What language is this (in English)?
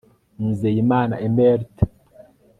Kinyarwanda